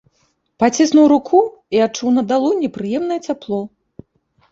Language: Belarusian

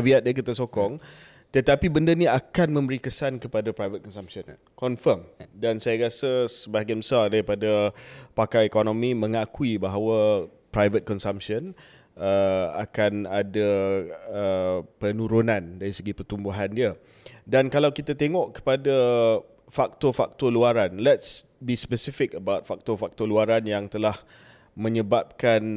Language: Malay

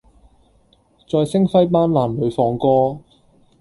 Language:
Cantonese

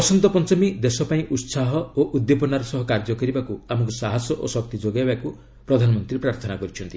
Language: Odia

